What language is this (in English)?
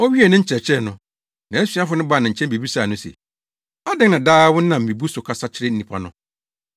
Akan